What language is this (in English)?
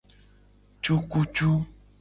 Gen